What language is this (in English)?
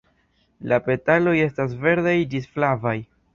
Esperanto